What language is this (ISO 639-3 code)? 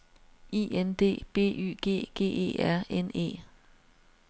dan